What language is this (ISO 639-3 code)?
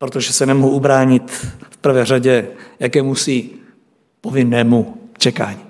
ces